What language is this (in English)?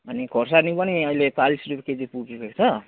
Nepali